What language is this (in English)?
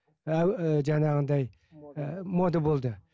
Kazakh